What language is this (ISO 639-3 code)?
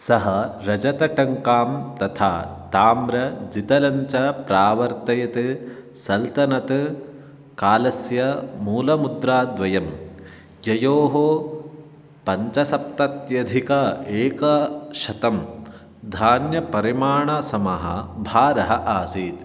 san